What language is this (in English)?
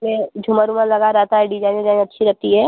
Hindi